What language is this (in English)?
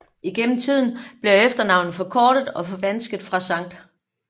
Danish